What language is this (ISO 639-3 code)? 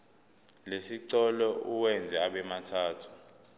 zul